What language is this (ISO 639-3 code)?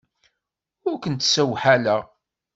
kab